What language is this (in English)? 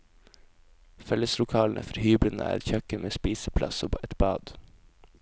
Norwegian